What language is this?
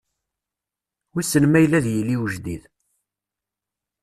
Kabyle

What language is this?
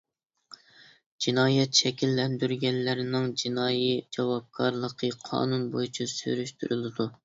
Uyghur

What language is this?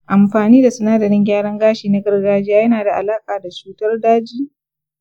Hausa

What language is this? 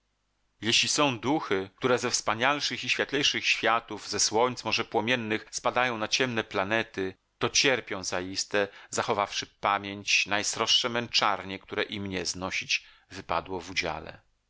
Polish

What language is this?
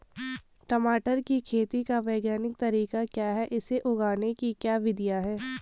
Hindi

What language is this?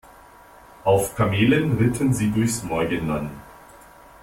German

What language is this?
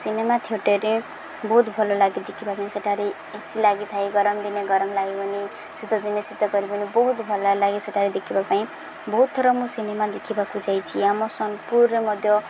Odia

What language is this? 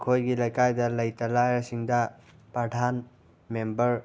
Manipuri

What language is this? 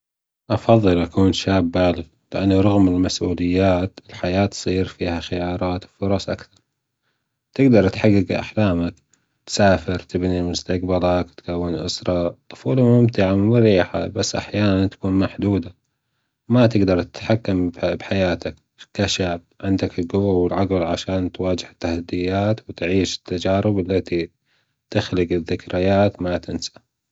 Gulf Arabic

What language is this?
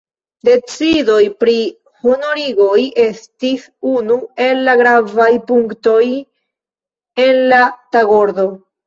Esperanto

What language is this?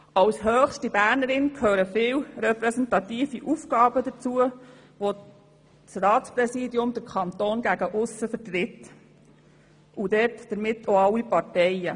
Swiss German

